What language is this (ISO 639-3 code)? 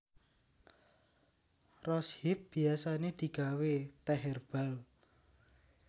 jav